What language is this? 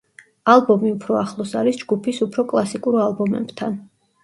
Georgian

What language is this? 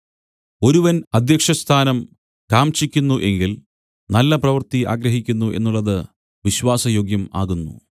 Malayalam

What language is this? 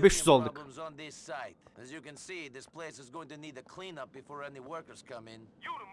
Turkish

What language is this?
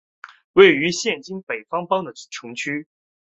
Chinese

